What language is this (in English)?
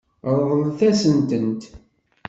Kabyle